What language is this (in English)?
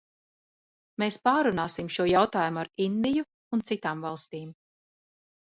Latvian